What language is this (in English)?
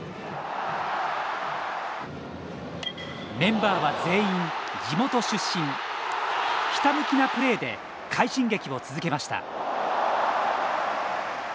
Japanese